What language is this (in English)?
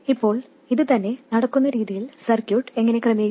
Malayalam